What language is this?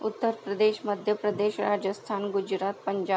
Marathi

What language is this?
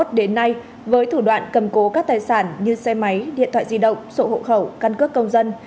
Vietnamese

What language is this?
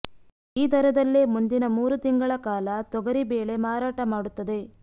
Kannada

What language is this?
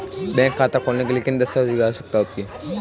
Hindi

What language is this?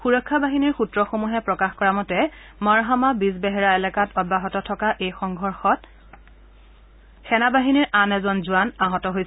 Assamese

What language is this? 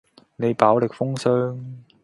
Cantonese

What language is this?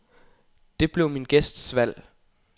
Danish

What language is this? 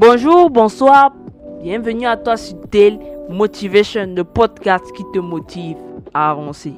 French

